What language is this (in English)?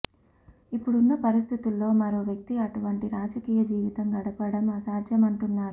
Telugu